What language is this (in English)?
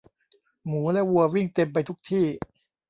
Thai